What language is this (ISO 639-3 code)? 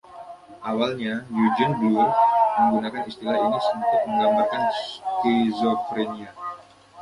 ind